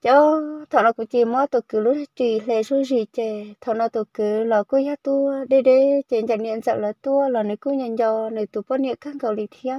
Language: Vietnamese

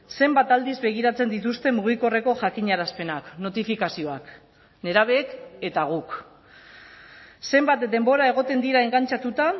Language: Basque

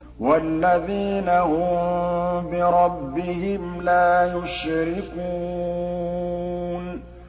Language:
Arabic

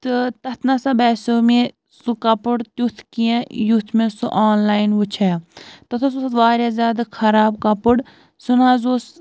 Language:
Kashmiri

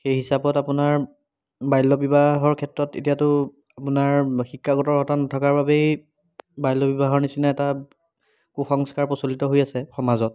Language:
Assamese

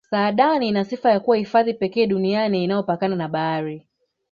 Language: Swahili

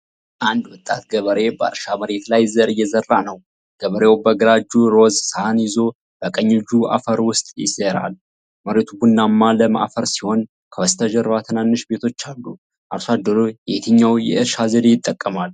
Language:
Amharic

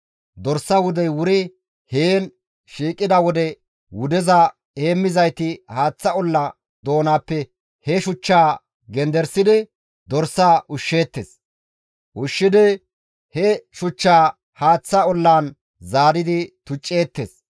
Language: Gamo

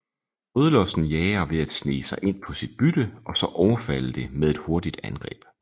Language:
Danish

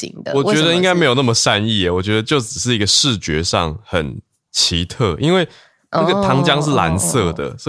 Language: Chinese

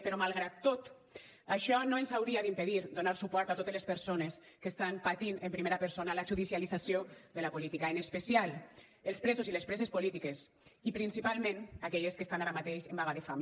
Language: Catalan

